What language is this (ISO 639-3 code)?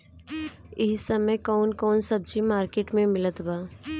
bho